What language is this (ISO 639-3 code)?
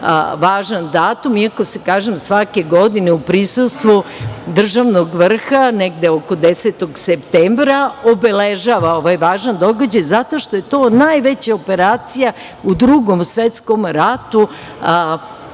srp